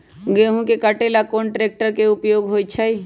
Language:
Magahi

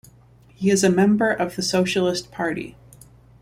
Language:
English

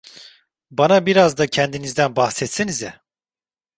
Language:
Turkish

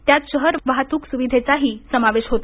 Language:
Marathi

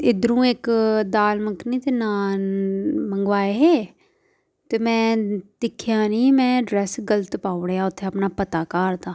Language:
Dogri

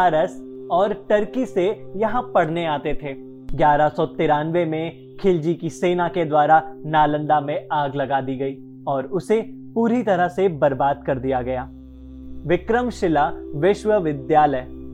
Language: Hindi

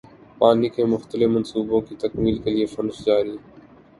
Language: Urdu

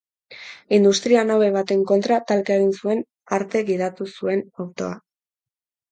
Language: Basque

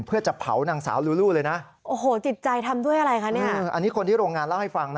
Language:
Thai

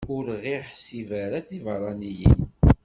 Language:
Kabyle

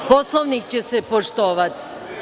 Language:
Serbian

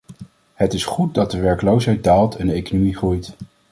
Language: Dutch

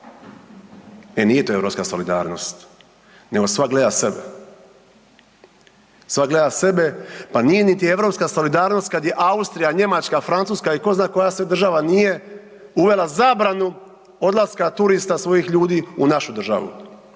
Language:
Croatian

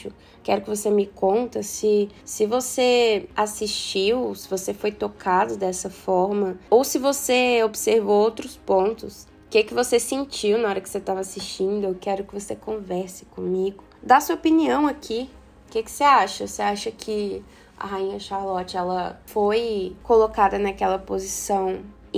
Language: Portuguese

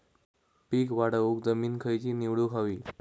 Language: Marathi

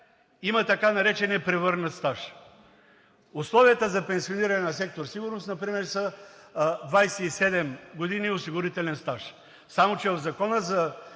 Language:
Bulgarian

